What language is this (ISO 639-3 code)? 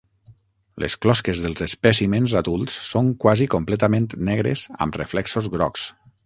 cat